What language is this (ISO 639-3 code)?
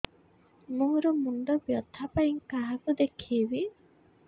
ori